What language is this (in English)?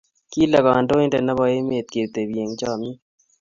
Kalenjin